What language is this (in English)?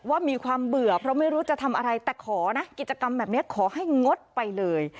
Thai